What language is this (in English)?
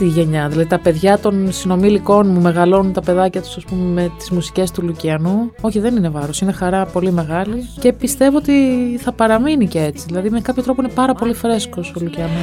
Greek